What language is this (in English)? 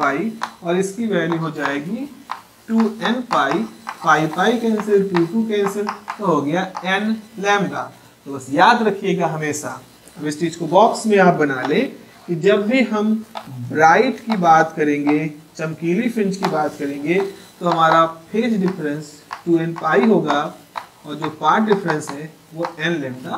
Hindi